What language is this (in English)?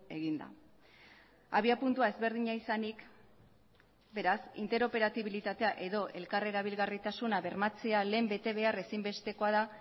Basque